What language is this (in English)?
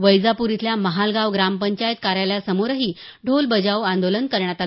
Marathi